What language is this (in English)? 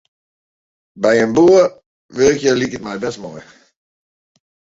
Western Frisian